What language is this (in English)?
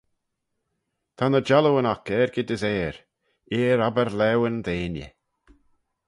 Manx